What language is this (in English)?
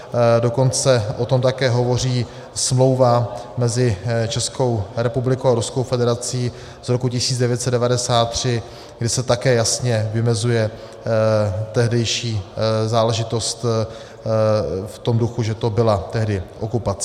Czech